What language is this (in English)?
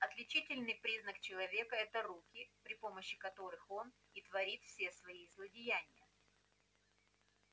Russian